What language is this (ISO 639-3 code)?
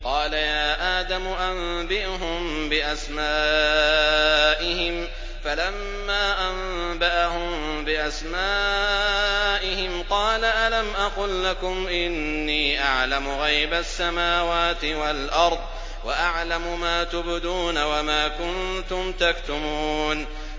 ara